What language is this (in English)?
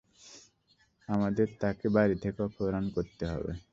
Bangla